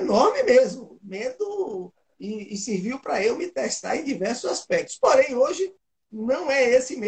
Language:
Portuguese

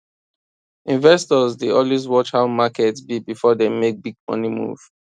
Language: Nigerian Pidgin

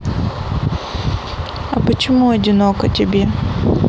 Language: Russian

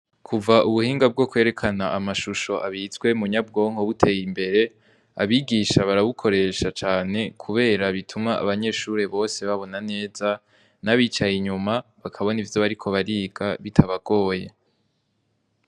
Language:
Rundi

